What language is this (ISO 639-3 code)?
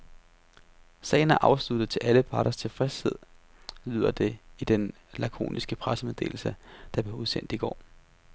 dan